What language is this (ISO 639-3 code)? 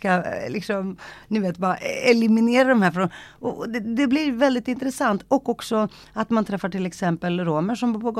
swe